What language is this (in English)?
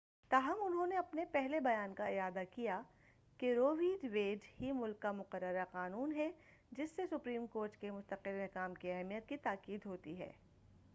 Urdu